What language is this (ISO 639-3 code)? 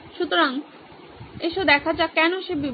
ben